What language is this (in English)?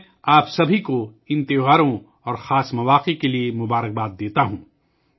Urdu